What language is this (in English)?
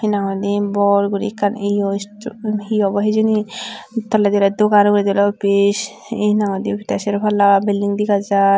Chakma